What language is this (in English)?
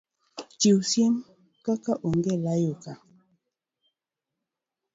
Luo (Kenya and Tanzania)